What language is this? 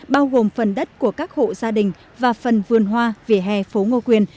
Vietnamese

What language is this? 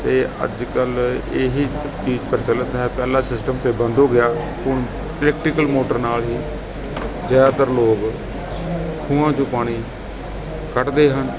Punjabi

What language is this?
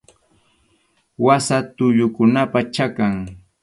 Arequipa-La Unión Quechua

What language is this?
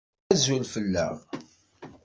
Kabyle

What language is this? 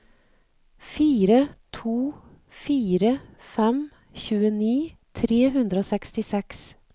Norwegian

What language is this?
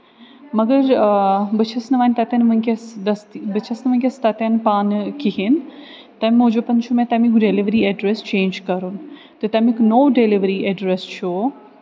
Kashmiri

